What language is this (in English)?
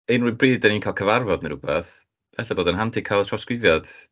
Welsh